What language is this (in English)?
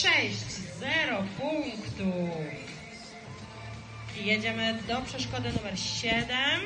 Polish